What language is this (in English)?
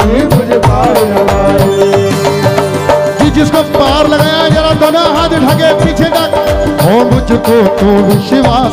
Hindi